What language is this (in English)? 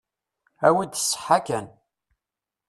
Kabyle